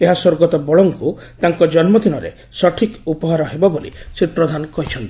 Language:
Odia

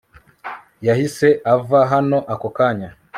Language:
Kinyarwanda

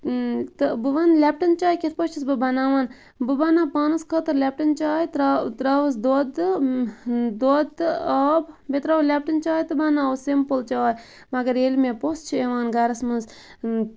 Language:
Kashmiri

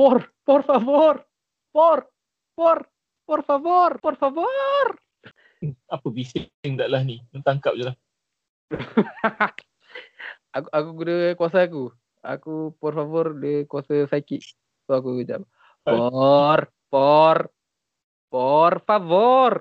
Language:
Malay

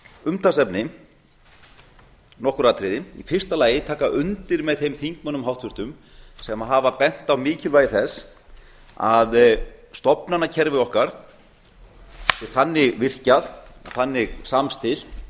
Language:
Icelandic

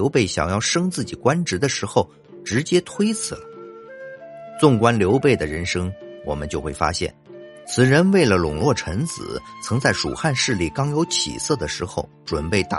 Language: Chinese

